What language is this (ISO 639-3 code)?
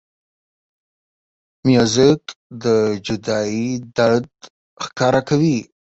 pus